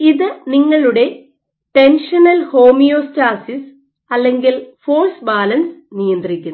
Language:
Malayalam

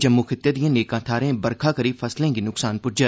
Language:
Dogri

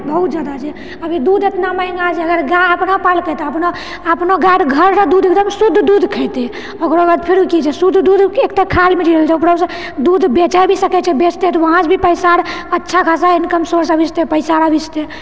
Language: Maithili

